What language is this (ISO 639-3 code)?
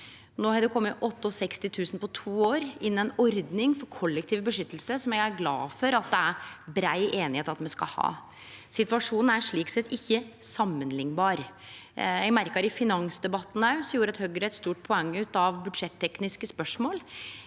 nor